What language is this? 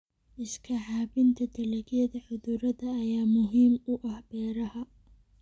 Somali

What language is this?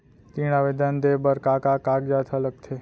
Chhattisgarhi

